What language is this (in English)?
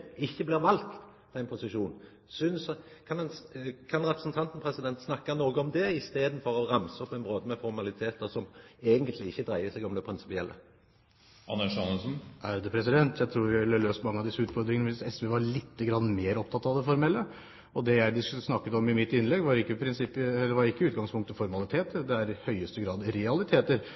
Norwegian